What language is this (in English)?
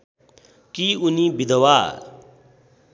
Nepali